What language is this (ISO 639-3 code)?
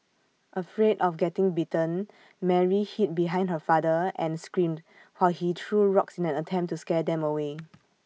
eng